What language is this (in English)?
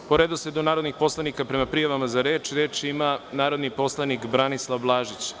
Serbian